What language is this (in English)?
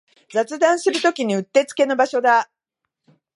Japanese